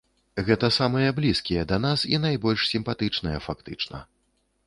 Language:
Belarusian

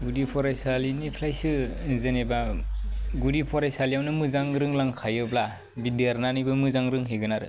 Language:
Bodo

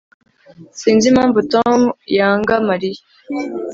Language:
Kinyarwanda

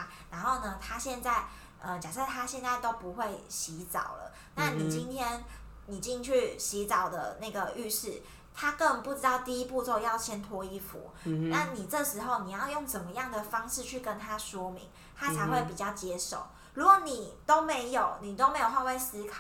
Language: Chinese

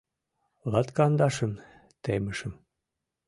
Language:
Mari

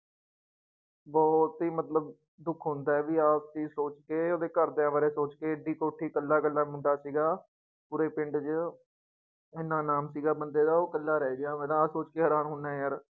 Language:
Punjabi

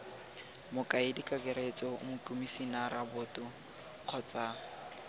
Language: Tswana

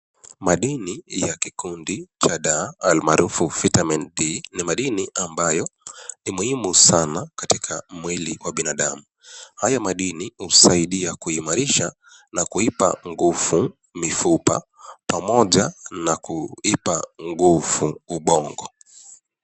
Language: Swahili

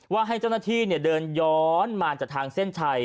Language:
Thai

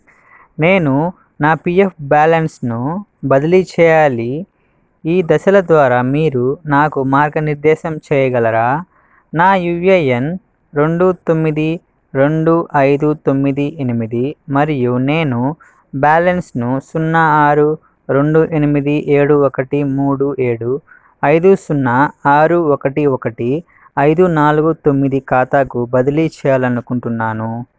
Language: Telugu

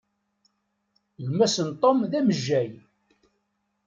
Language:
Kabyle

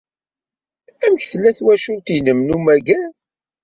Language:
Kabyle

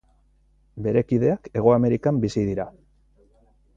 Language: Basque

